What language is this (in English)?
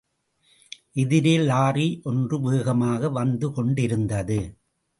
Tamil